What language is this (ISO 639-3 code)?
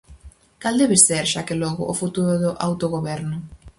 glg